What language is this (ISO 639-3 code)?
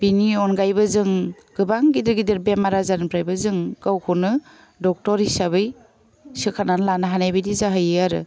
brx